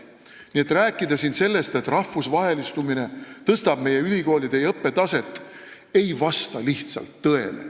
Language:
Estonian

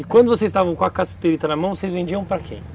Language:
Portuguese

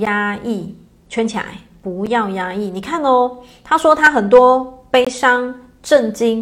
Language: Chinese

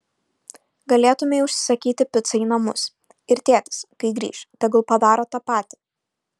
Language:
Lithuanian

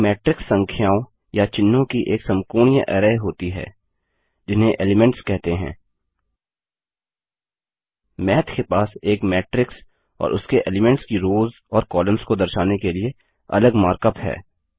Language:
Hindi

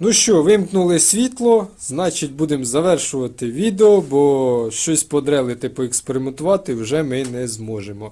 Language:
Ukrainian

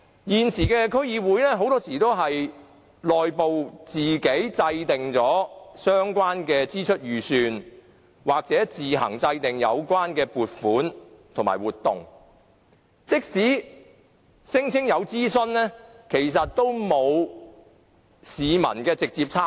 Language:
Cantonese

